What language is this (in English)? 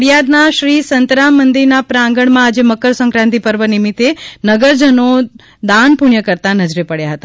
Gujarati